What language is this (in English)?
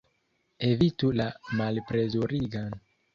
Esperanto